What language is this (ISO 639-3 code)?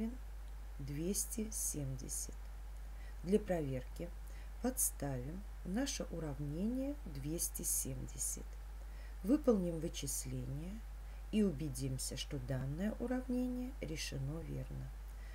rus